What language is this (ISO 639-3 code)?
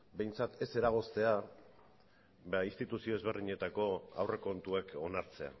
eus